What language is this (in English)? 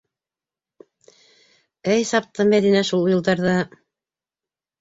Bashkir